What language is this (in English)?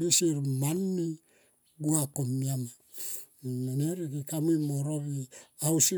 Tomoip